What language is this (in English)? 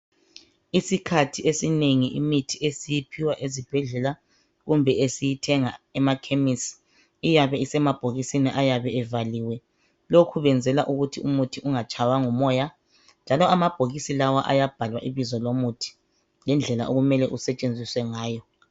North Ndebele